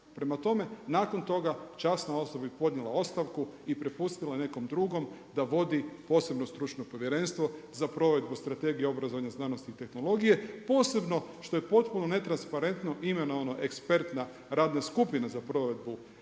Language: Croatian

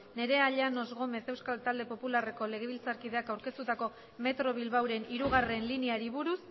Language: Basque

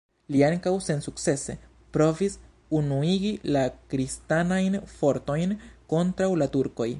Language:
Esperanto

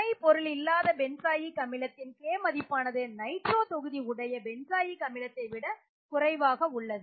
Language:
Tamil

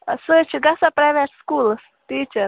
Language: Kashmiri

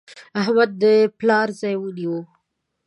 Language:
Pashto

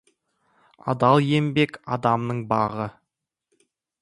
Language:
Kazakh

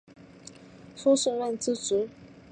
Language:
Chinese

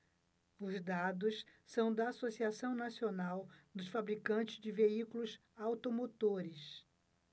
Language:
Portuguese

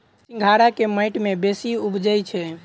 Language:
Maithili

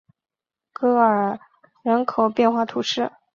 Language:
Chinese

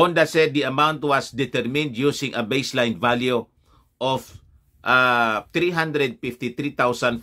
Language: Filipino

